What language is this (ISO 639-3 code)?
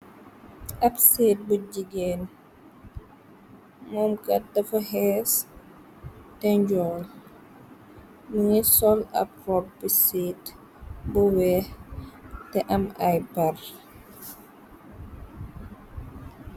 wol